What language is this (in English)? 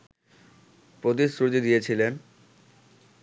Bangla